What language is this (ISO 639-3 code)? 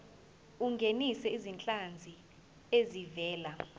zul